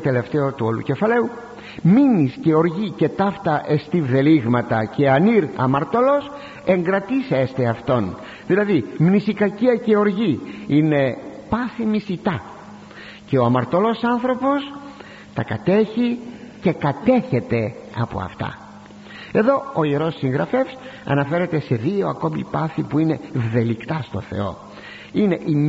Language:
Greek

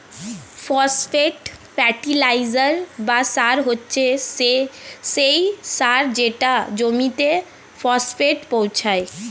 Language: Bangla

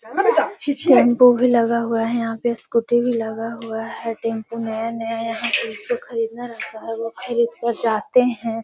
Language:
Magahi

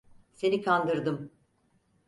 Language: Turkish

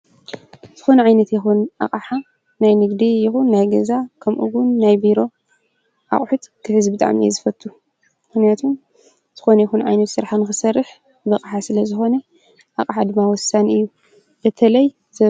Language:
Tigrinya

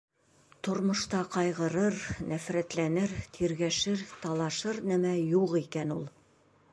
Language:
Bashkir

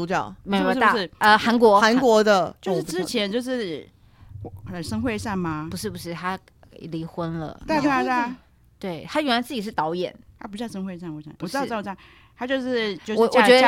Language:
Chinese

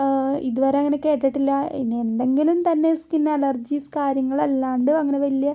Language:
Malayalam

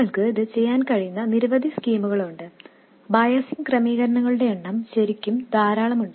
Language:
Malayalam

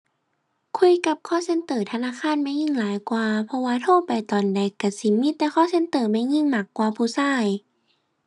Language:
Thai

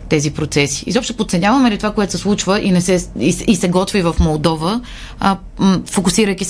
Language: Bulgarian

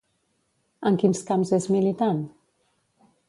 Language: Catalan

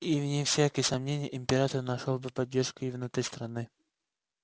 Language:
Russian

